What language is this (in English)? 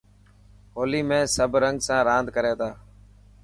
Dhatki